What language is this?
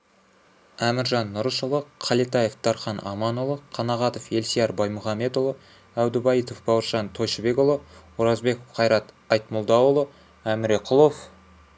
Kazakh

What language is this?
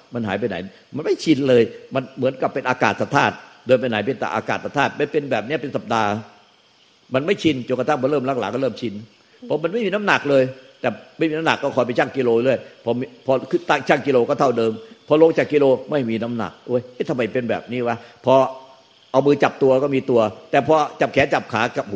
Thai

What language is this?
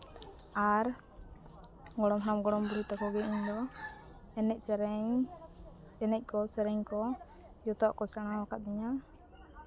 Santali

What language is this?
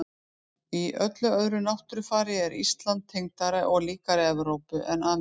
Icelandic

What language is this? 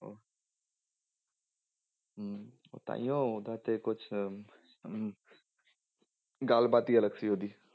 Punjabi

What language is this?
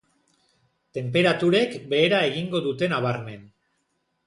Basque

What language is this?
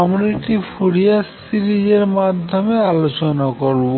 Bangla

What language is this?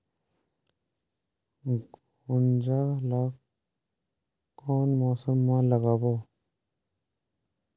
Chhattisgarhi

